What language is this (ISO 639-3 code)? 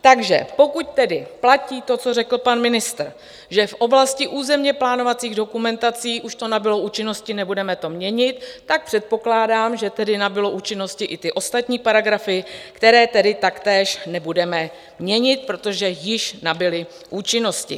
ces